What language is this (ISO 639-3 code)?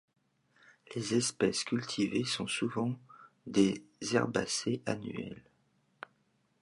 fra